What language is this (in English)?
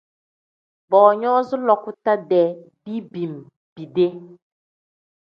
Tem